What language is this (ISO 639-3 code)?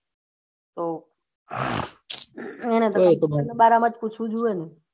guj